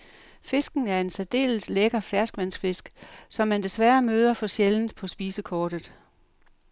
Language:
Danish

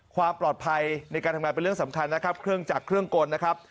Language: Thai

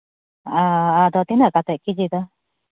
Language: Santali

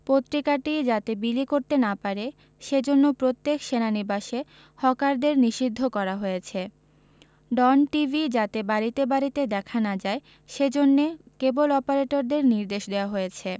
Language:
Bangla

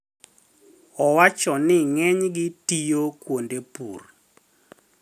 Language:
Luo (Kenya and Tanzania)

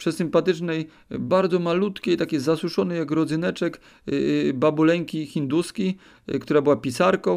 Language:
Polish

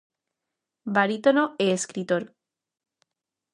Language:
Galician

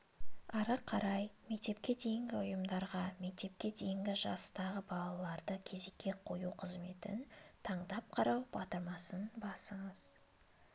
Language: Kazakh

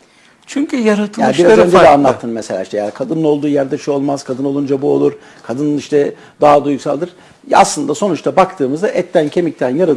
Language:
Turkish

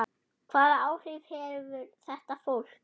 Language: Icelandic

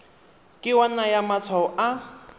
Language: Tswana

